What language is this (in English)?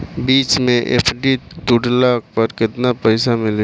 Bhojpuri